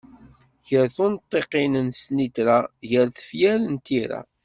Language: Kabyle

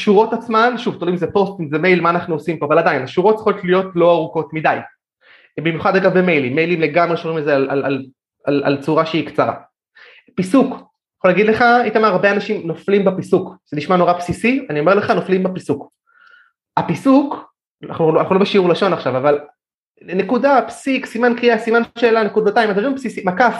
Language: Hebrew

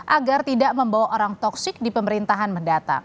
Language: Indonesian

